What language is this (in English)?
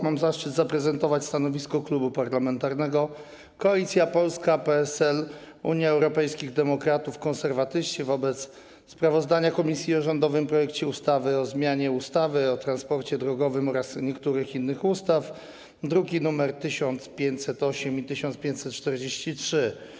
Polish